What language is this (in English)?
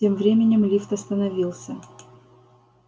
Russian